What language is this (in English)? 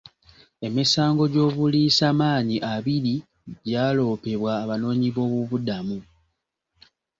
Ganda